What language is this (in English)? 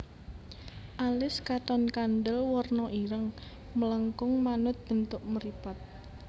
Javanese